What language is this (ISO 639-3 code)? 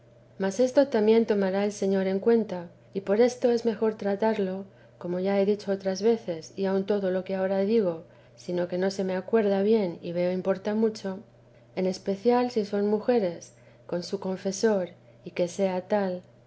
spa